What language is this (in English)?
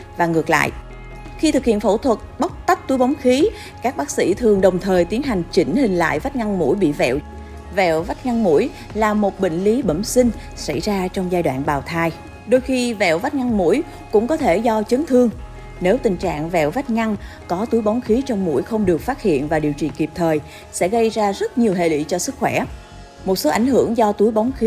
Vietnamese